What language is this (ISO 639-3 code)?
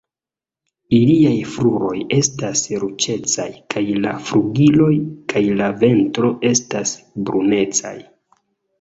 epo